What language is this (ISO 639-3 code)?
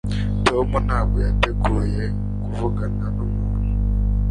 kin